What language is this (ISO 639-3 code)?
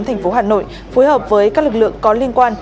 vie